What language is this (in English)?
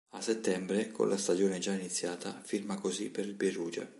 Italian